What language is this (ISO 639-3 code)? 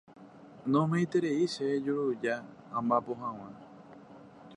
grn